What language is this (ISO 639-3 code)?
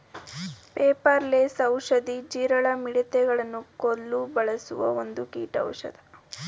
kan